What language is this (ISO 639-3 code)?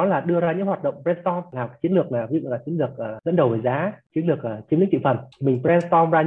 vie